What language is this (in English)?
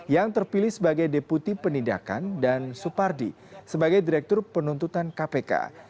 Indonesian